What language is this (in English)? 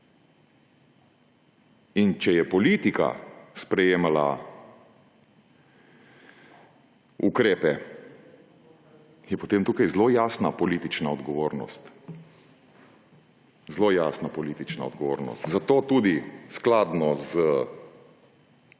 Slovenian